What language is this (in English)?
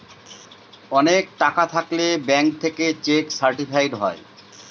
Bangla